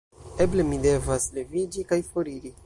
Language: Esperanto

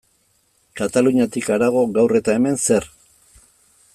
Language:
Basque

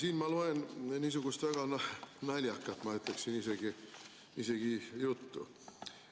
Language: Estonian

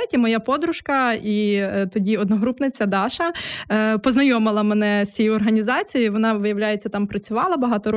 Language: Ukrainian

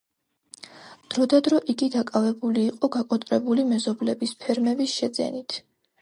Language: Georgian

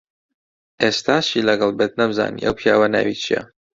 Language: Central Kurdish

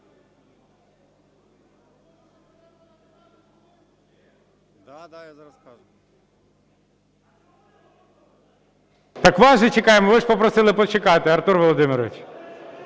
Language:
Ukrainian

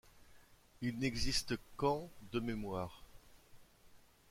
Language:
French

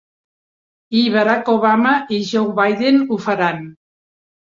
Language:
Catalan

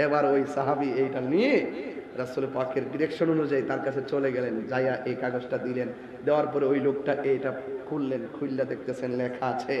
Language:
Arabic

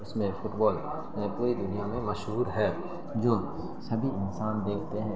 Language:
Urdu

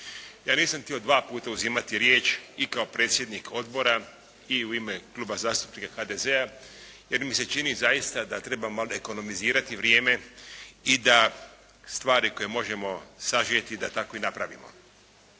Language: Croatian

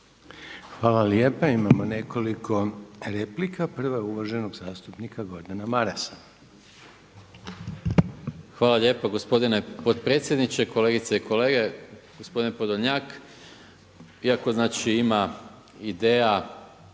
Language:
Croatian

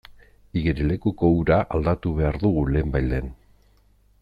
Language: Basque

